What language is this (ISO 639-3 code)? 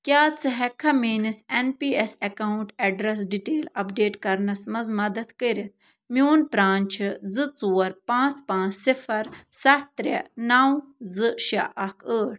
kas